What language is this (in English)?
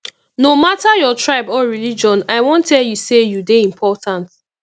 Nigerian Pidgin